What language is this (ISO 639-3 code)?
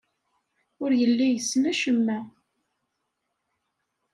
kab